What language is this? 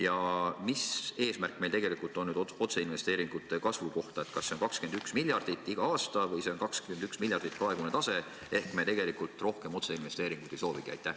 Estonian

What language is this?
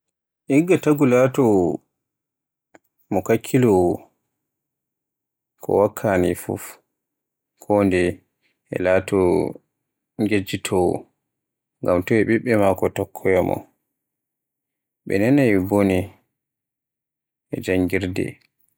Borgu Fulfulde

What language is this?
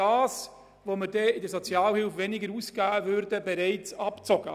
Swiss German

